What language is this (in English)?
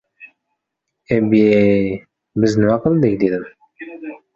Uzbek